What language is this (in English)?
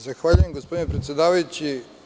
Serbian